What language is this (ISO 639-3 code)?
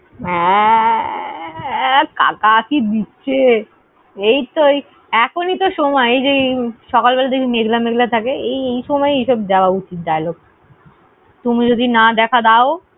ben